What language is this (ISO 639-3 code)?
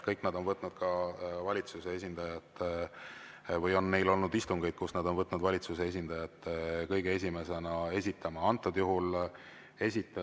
est